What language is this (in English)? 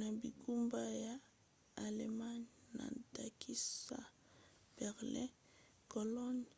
Lingala